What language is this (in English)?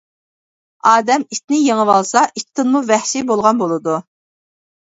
Uyghur